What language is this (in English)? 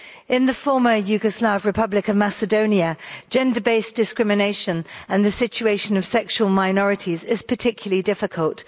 English